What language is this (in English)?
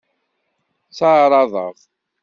Kabyle